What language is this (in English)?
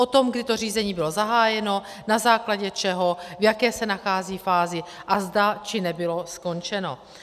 Czech